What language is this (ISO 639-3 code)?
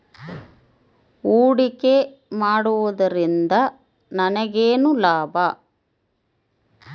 kan